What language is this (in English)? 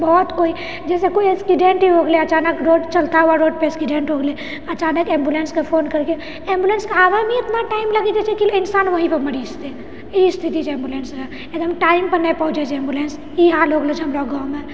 Maithili